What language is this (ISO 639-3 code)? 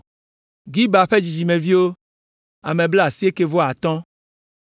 ewe